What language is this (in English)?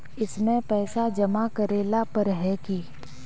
Magahi